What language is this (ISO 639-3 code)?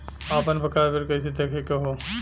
bho